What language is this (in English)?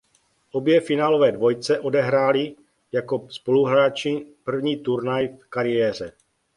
Czech